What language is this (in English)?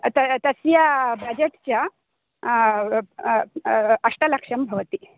Sanskrit